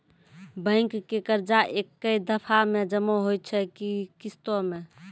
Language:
Maithili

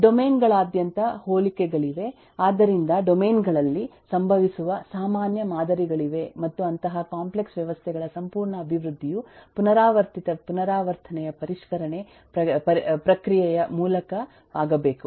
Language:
Kannada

